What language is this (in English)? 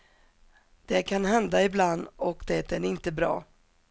Swedish